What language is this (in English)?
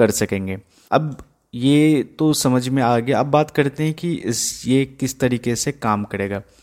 Hindi